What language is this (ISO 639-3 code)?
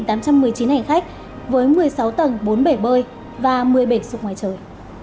vie